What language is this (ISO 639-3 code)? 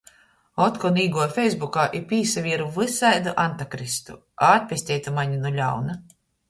ltg